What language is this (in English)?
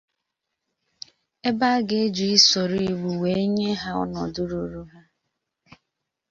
Igbo